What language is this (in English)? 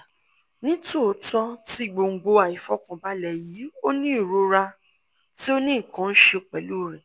Yoruba